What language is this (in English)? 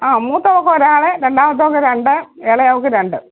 Malayalam